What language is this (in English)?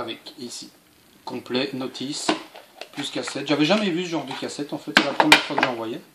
French